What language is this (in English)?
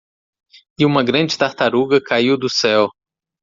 Portuguese